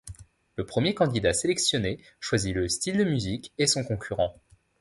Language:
French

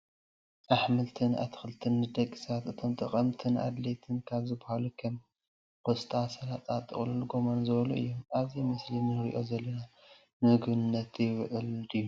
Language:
Tigrinya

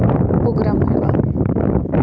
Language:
Santali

